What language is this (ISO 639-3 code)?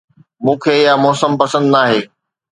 snd